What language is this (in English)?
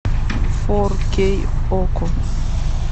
Russian